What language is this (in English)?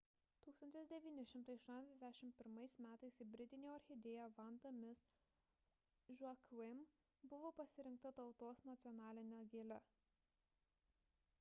Lithuanian